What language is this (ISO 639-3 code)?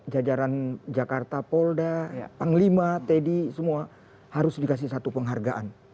ind